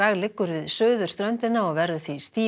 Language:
Icelandic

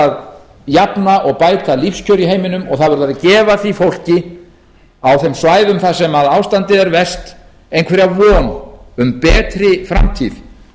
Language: Icelandic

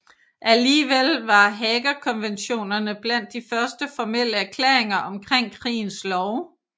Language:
Danish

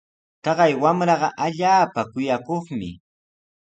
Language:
Sihuas Ancash Quechua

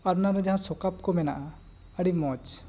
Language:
Santali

